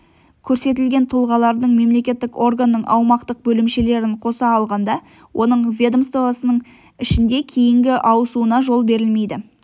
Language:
Kazakh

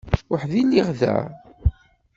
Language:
Kabyle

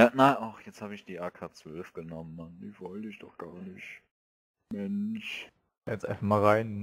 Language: German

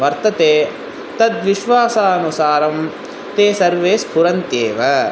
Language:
Sanskrit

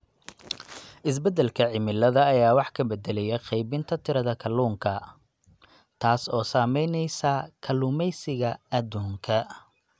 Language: Somali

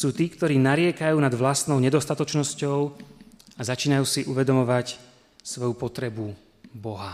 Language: Slovak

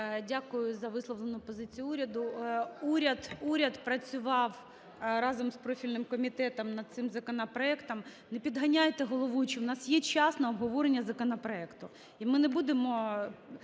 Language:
Ukrainian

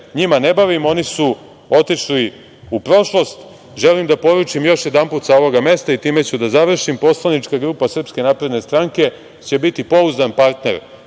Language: Serbian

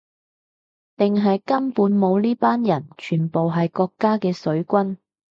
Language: Cantonese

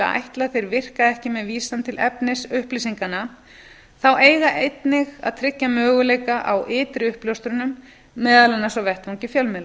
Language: Icelandic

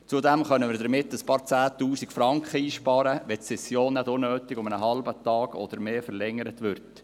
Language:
Swiss German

